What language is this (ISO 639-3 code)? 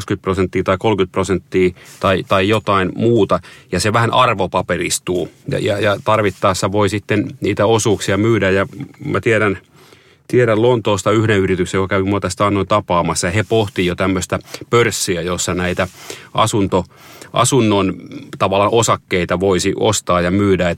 fin